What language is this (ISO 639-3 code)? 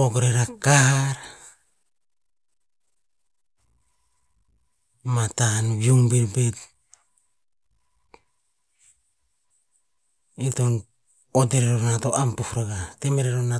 tpz